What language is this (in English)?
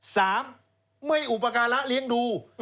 Thai